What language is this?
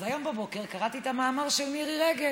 Hebrew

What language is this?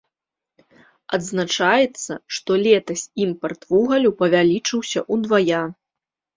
Belarusian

